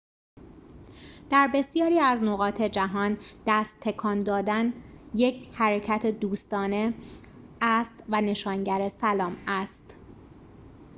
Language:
Persian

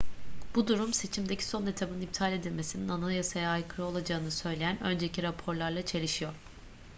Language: Turkish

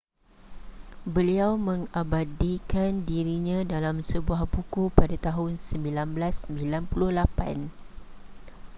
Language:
Malay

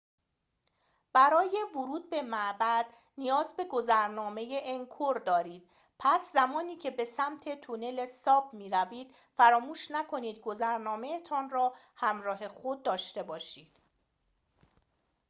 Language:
Persian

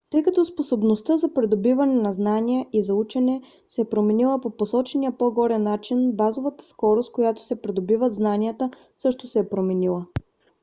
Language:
Bulgarian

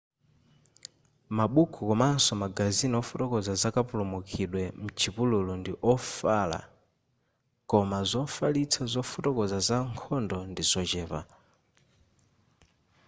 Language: Nyanja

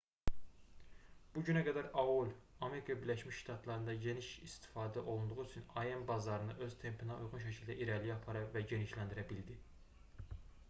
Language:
Azerbaijani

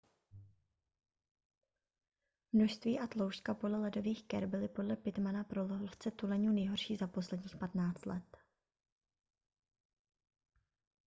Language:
Czech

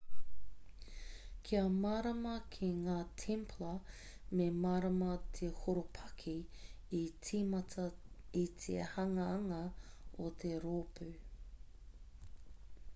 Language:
Māori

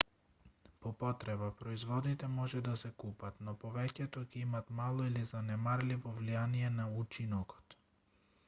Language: Macedonian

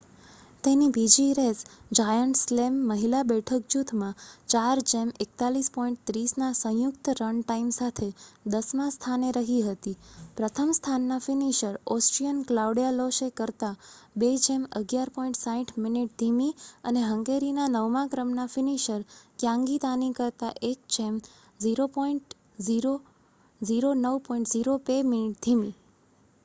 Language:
Gujarati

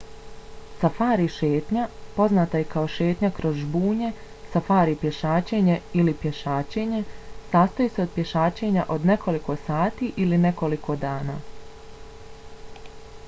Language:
Bosnian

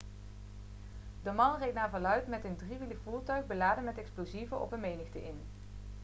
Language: Dutch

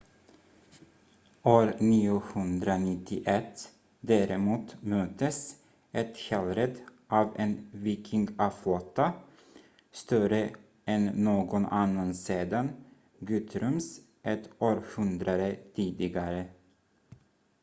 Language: Swedish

